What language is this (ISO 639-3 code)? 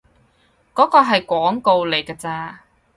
yue